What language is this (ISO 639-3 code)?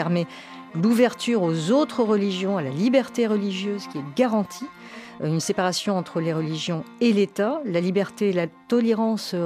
fra